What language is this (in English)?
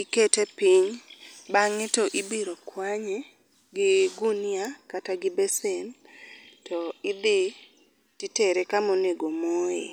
Luo (Kenya and Tanzania)